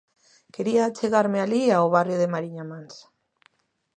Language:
Galician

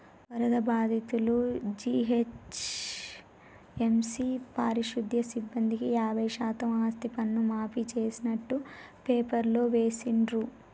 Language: Telugu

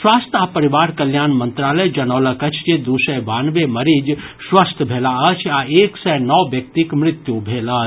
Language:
Maithili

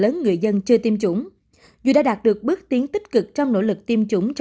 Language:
Vietnamese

